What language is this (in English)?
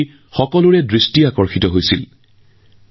Assamese